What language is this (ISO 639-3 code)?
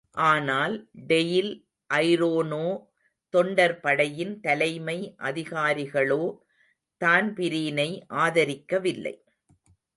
tam